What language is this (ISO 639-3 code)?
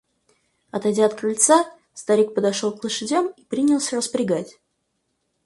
rus